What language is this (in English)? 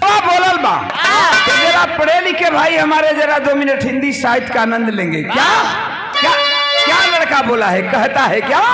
Hindi